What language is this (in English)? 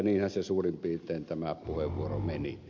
Finnish